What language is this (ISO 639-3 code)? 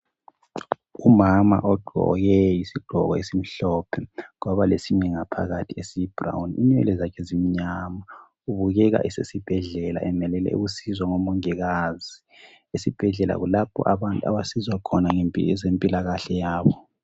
nde